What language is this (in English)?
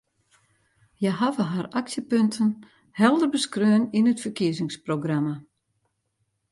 Western Frisian